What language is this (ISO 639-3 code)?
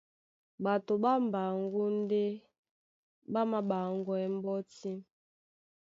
dua